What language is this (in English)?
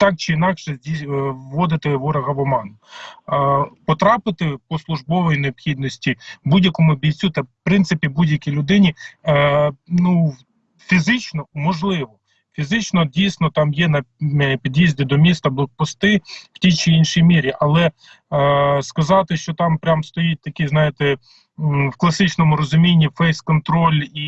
Ukrainian